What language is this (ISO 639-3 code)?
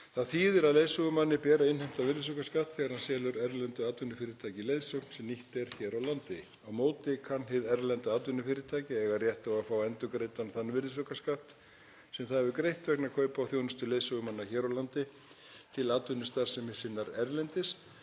isl